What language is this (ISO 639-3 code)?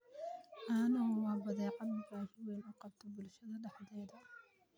som